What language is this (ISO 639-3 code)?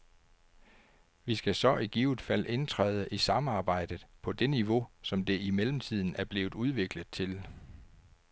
dan